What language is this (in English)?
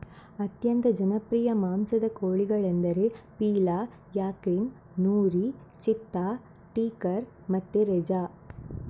Kannada